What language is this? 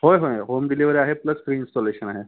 Marathi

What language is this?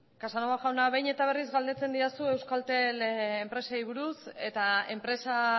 Basque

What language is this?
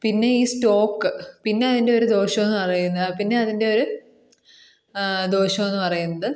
Malayalam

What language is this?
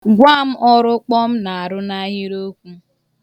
Igbo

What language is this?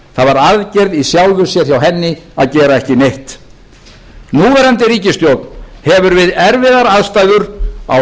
Icelandic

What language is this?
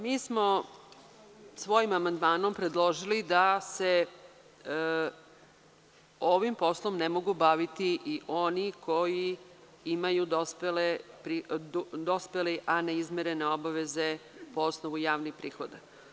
Serbian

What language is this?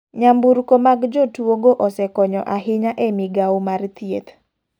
Luo (Kenya and Tanzania)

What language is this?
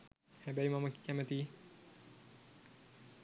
Sinhala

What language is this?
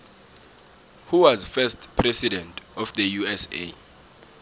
South Ndebele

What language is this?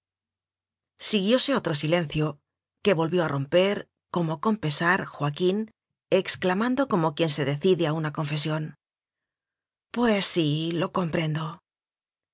Spanish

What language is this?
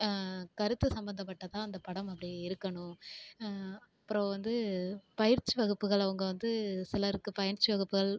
Tamil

